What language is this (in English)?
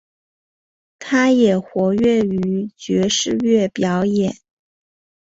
Chinese